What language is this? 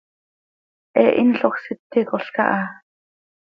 Seri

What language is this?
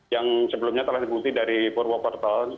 Indonesian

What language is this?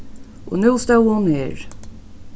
Faroese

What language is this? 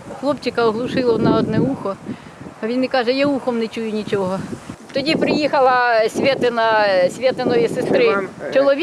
Ukrainian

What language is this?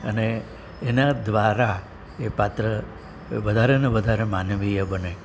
Gujarati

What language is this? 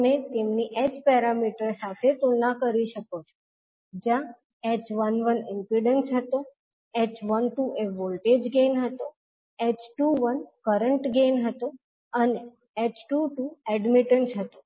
Gujarati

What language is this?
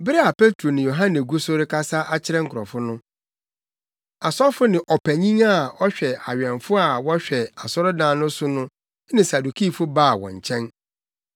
Akan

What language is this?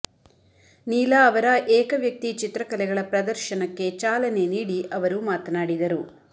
Kannada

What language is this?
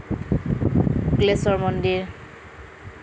Assamese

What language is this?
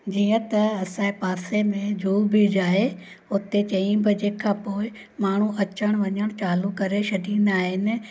Sindhi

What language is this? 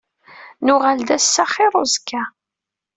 Kabyle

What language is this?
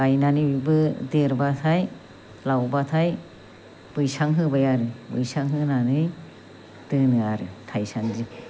Bodo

